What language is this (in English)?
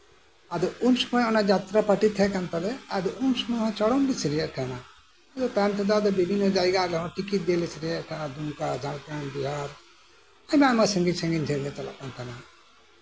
Santali